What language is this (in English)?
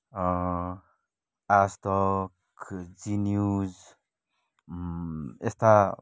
Nepali